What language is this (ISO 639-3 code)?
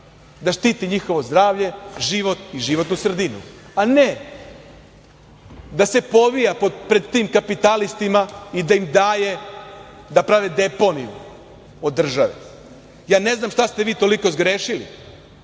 srp